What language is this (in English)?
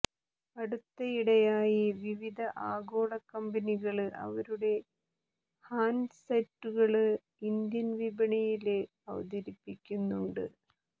Malayalam